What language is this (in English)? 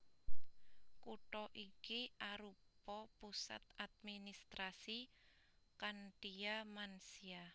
Javanese